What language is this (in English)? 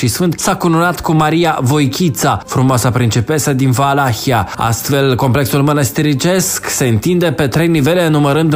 Romanian